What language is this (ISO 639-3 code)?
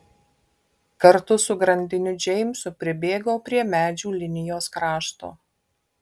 lit